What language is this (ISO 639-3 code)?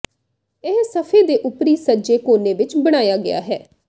pan